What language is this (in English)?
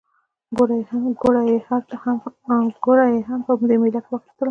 Pashto